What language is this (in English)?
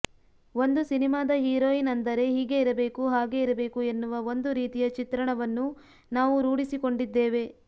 Kannada